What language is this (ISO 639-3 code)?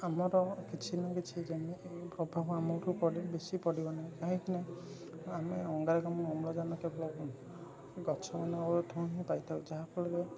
ori